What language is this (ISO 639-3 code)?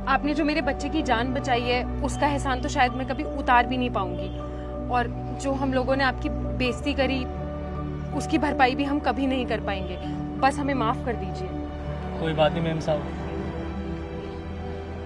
hin